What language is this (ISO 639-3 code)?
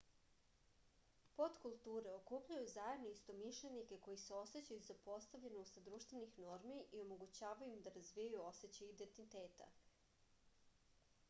srp